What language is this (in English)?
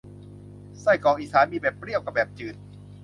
Thai